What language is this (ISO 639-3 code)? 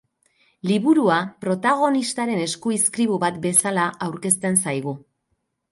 eus